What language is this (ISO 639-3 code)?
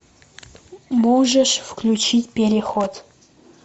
rus